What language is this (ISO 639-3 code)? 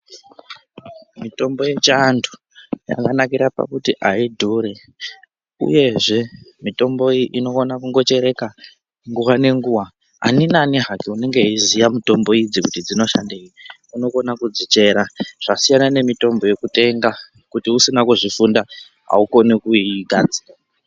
ndc